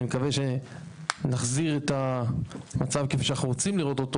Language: Hebrew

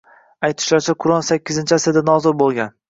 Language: Uzbek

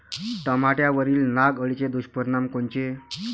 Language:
Marathi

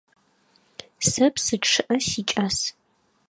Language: Adyghe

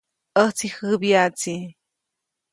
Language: Copainalá Zoque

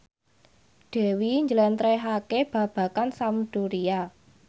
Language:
Javanese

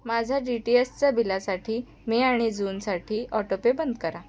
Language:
Marathi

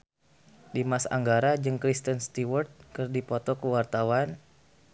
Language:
Sundanese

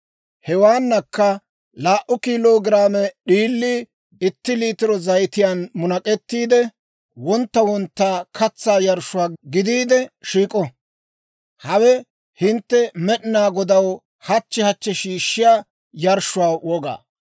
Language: Dawro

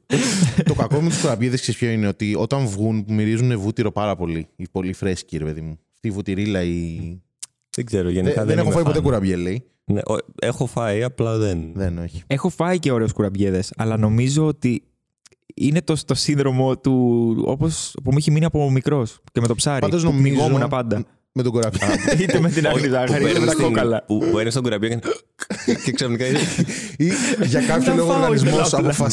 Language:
Greek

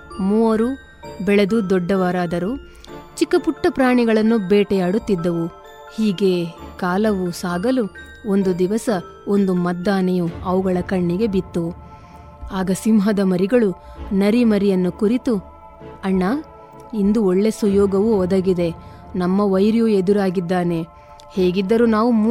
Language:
Kannada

